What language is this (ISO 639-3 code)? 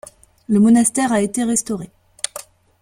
fra